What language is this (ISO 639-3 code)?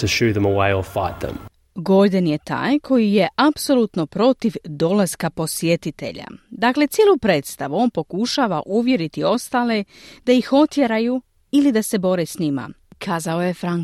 hrv